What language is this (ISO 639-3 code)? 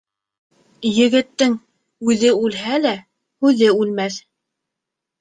bak